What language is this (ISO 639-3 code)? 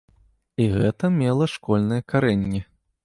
bel